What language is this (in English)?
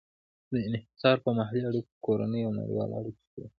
Pashto